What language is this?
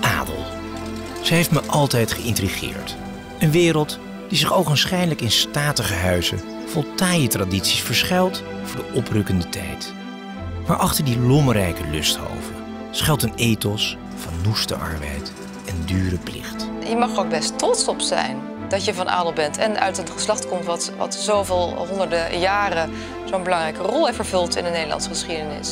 Dutch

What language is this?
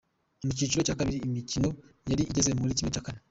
Kinyarwanda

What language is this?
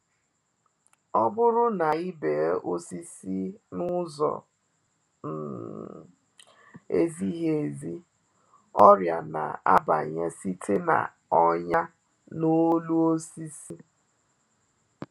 Igbo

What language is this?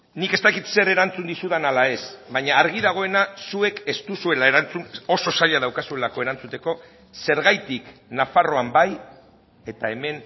Basque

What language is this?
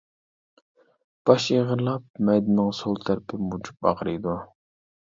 Uyghur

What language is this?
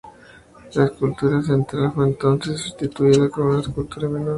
Spanish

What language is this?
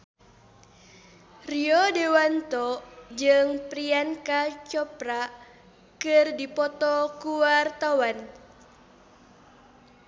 Sundanese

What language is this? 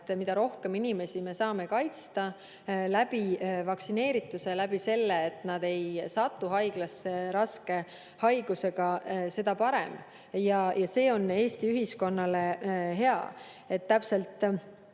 Estonian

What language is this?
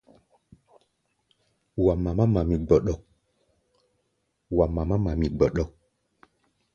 Gbaya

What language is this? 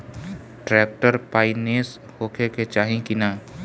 Bhojpuri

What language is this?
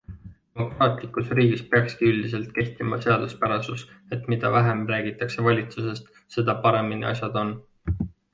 Estonian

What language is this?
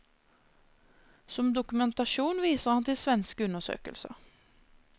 Norwegian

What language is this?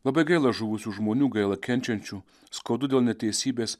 Lithuanian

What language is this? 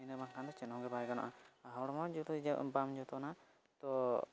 Santali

